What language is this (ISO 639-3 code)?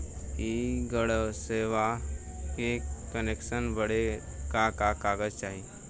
bho